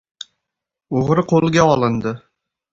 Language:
Uzbek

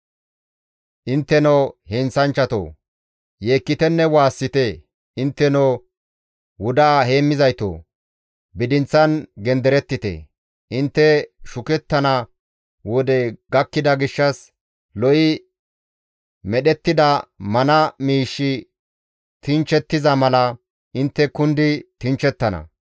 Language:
Gamo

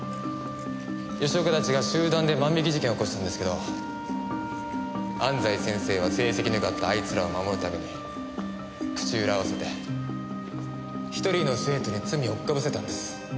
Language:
Japanese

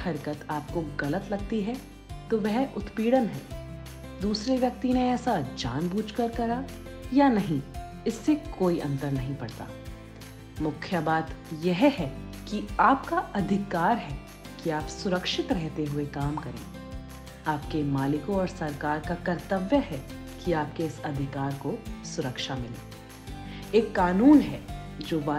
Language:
Hindi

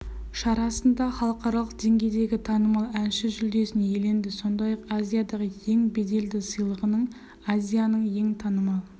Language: Kazakh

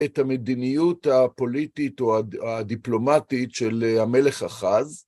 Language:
Hebrew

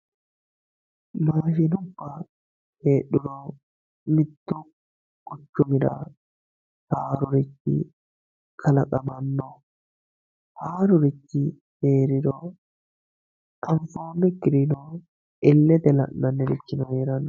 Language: Sidamo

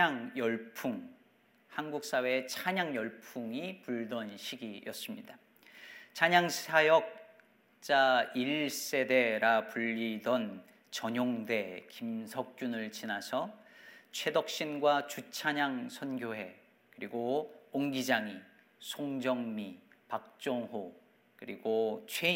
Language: Korean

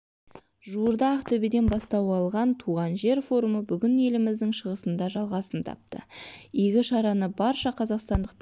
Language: Kazakh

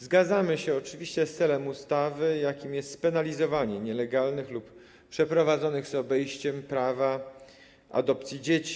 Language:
Polish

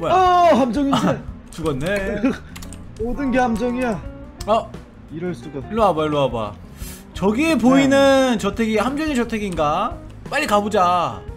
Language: Korean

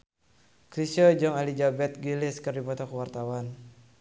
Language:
Sundanese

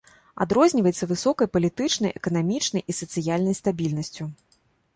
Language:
Belarusian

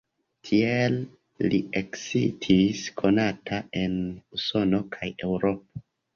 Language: Esperanto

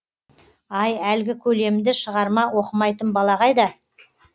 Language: Kazakh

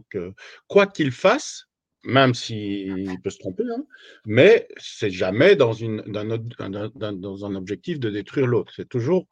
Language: French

